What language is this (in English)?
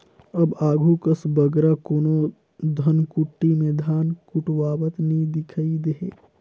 Chhattisgarhi